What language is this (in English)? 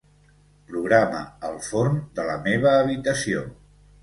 Catalan